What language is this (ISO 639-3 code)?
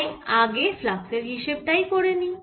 ben